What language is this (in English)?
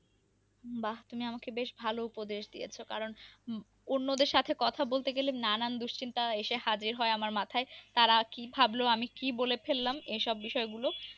Bangla